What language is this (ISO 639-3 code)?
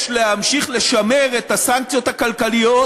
heb